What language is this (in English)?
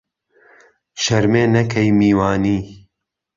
Central Kurdish